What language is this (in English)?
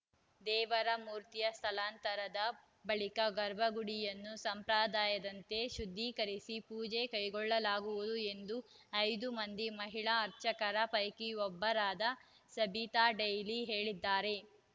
Kannada